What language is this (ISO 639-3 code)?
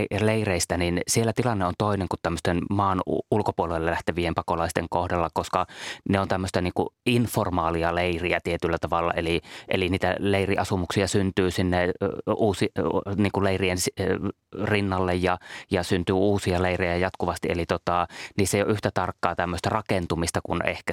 fin